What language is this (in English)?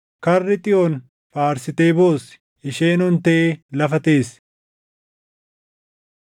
Oromo